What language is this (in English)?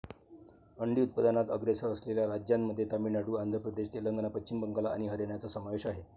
Marathi